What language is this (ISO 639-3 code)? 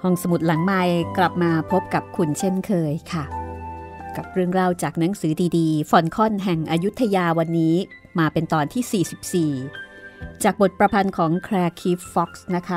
tha